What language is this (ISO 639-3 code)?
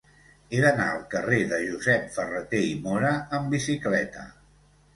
cat